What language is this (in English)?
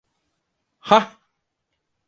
Turkish